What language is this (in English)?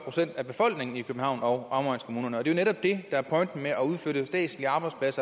Danish